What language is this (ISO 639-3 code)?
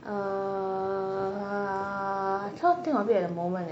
eng